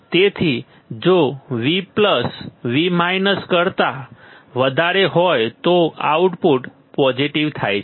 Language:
Gujarati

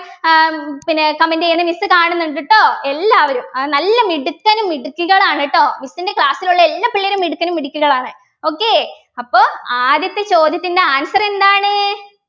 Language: Malayalam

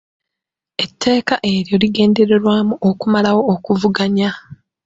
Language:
Ganda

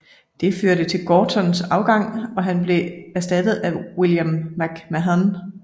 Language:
Danish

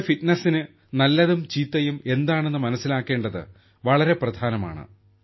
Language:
Malayalam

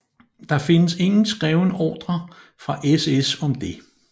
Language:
Danish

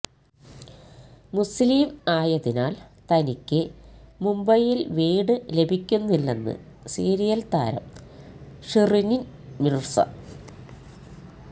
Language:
Malayalam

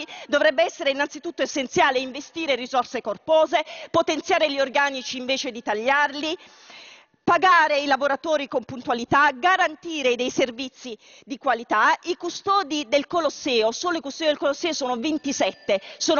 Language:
Italian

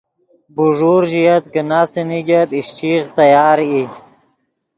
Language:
Yidgha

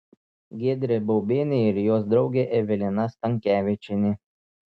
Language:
Lithuanian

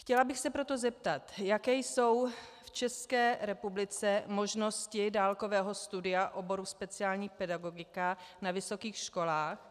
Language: Czech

